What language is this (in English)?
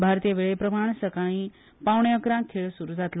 Konkani